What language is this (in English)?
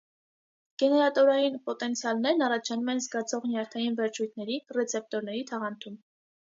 Armenian